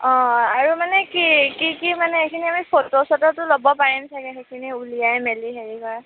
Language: Assamese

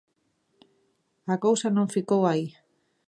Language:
Galician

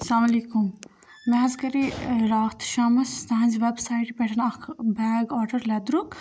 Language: Kashmiri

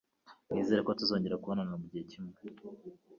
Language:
Kinyarwanda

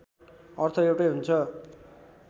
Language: Nepali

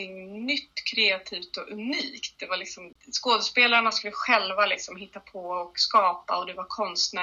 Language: Swedish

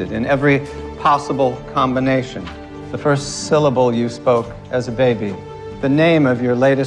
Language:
Turkish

